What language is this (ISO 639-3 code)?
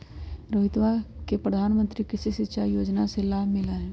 mag